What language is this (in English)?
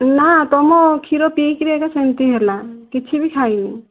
Odia